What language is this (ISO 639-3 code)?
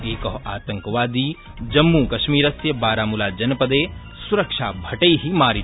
san